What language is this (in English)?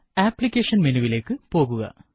Malayalam